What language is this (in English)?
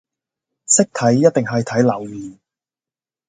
Cantonese